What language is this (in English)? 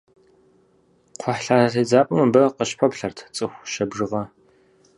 Kabardian